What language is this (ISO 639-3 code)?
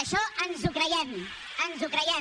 cat